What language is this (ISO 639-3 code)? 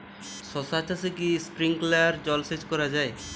ben